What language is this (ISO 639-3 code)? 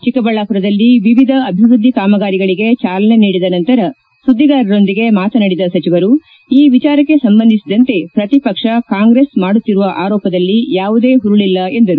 kan